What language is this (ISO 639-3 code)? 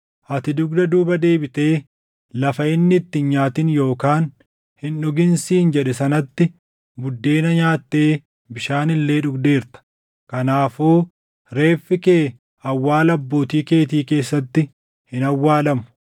orm